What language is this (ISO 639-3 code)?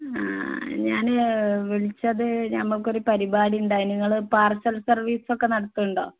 mal